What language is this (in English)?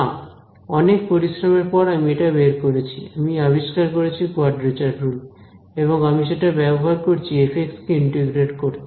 Bangla